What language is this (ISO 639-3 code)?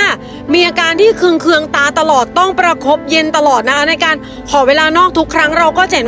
tha